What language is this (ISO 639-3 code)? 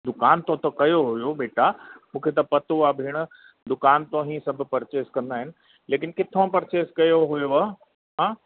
snd